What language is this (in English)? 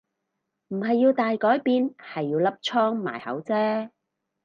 Cantonese